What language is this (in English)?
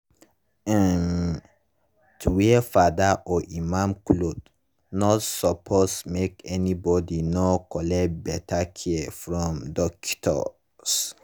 Nigerian Pidgin